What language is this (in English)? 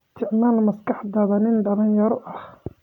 Somali